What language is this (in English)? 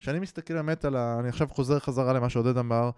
Hebrew